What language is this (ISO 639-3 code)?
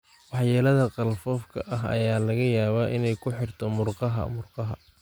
som